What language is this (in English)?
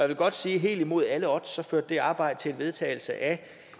Danish